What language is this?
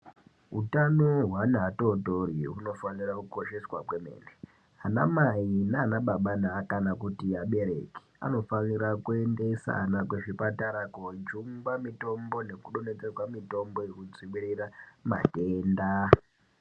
Ndau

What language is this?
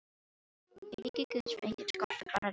Icelandic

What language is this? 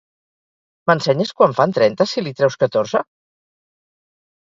Catalan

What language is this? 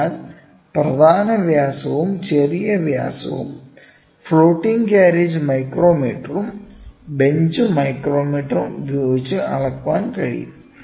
Malayalam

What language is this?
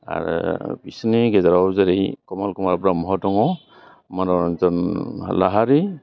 Bodo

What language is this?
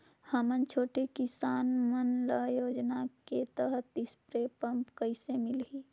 Chhattisgarhi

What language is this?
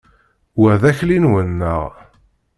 Kabyle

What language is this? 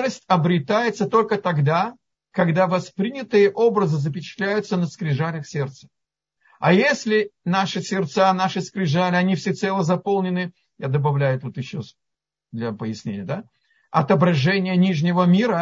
Russian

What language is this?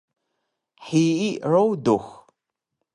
Taroko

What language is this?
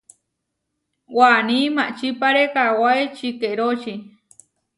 Huarijio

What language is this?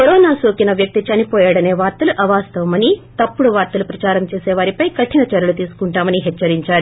Telugu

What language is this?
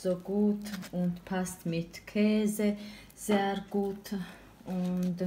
German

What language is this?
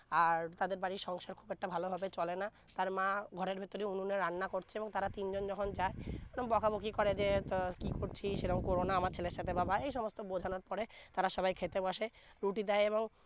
Bangla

